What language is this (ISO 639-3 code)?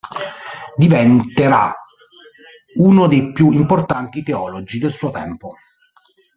ita